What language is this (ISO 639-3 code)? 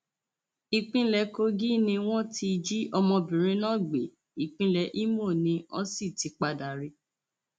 yor